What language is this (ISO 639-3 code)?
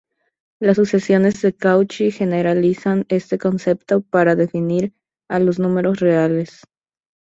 spa